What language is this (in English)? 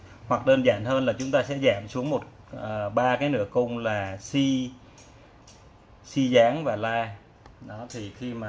Vietnamese